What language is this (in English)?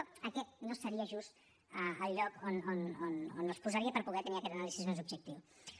Catalan